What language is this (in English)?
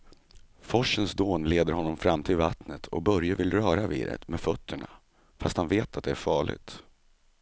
Swedish